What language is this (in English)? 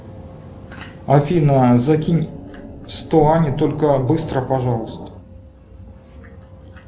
Russian